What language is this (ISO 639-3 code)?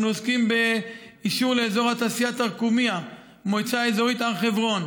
heb